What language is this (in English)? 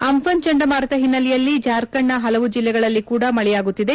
Kannada